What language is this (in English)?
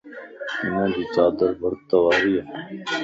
Lasi